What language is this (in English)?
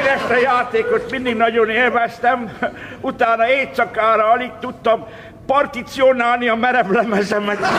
Hungarian